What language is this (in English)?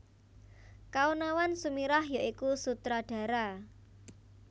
Javanese